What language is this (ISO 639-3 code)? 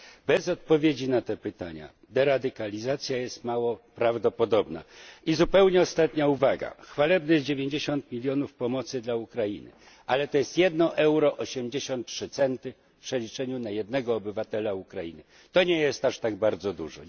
pol